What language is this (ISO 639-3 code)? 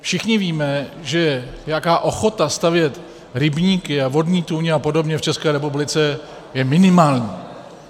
ces